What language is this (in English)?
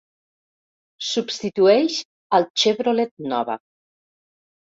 Catalan